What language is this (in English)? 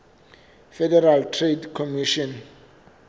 Southern Sotho